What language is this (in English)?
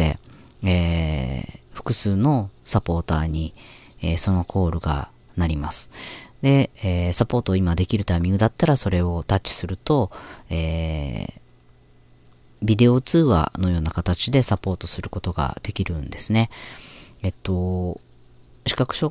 Japanese